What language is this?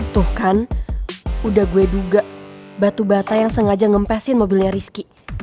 Indonesian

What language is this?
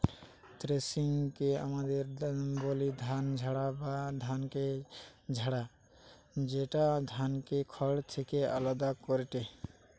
Bangla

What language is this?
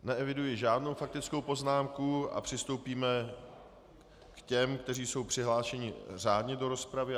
Czech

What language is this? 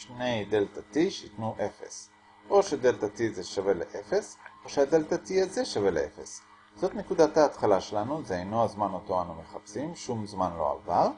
Hebrew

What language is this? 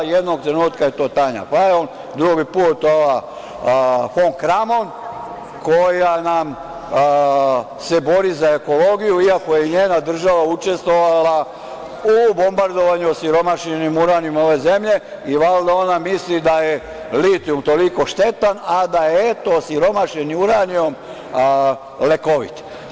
Serbian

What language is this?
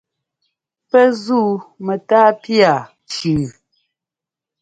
Ngomba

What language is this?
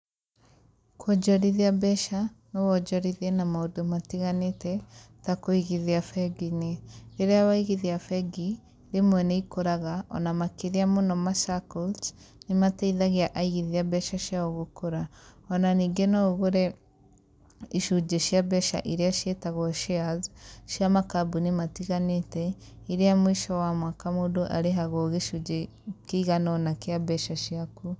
Kikuyu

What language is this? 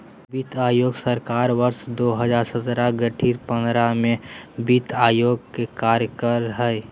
Magahi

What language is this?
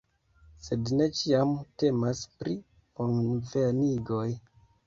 Esperanto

